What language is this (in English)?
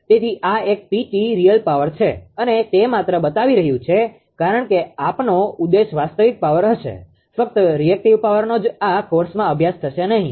Gujarati